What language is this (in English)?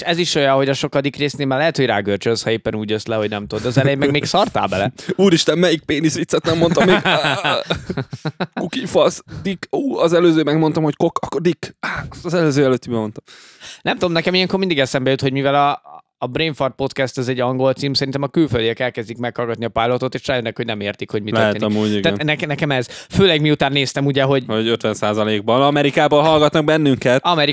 Hungarian